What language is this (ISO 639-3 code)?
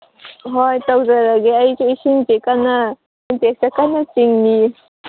mni